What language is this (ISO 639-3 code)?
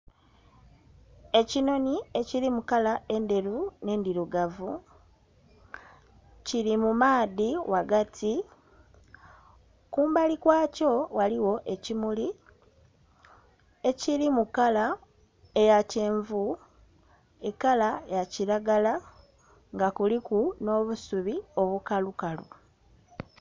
xog